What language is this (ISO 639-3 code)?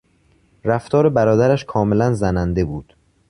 fas